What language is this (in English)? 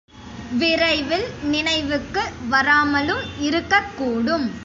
Tamil